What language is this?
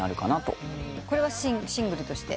Japanese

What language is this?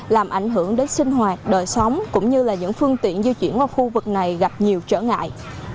Vietnamese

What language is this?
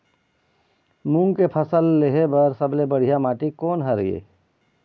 Chhattisgarhi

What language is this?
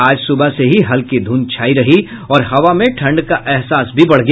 Hindi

